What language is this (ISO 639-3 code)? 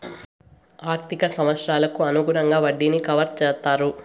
tel